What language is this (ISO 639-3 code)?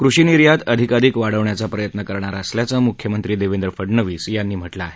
mar